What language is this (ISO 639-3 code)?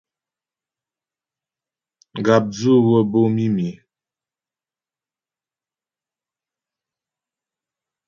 bbj